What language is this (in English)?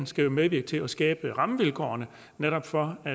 Danish